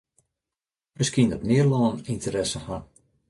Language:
Western Frisian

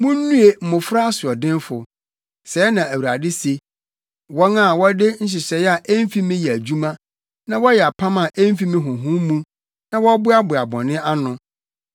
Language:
Akan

